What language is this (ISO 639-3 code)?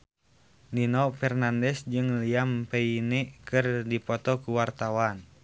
sun